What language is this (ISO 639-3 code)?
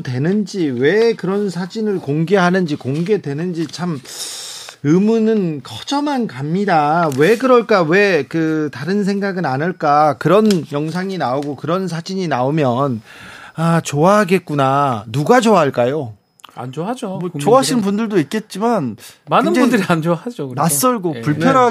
kor